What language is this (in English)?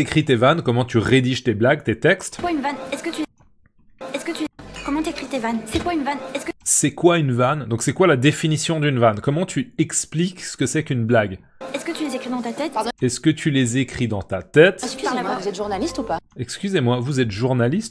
French